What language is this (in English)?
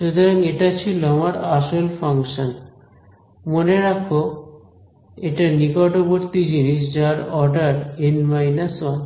Bangla